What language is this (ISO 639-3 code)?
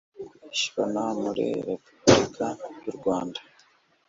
kin